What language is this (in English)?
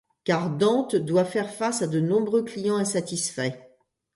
French